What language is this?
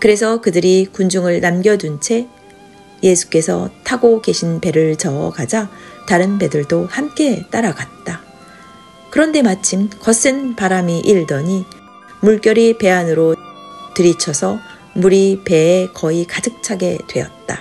Korean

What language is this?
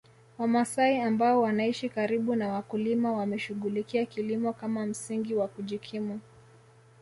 Swahili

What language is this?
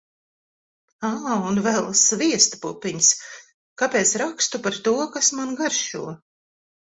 Latvian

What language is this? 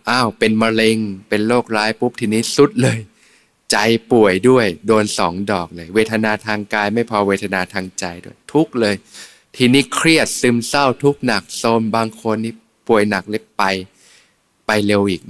Thai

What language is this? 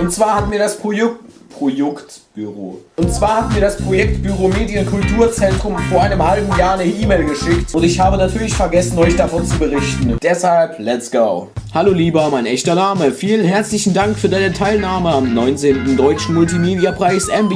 German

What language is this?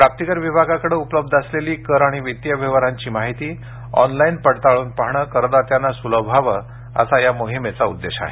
Marathi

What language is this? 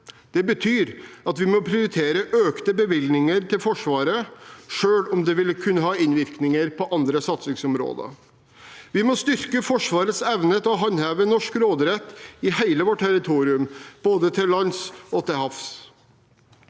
Norwegian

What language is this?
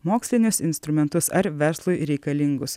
Lithuanian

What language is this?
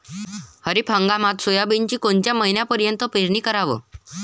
Marathi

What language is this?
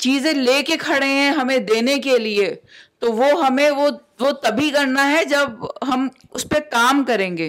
Urdu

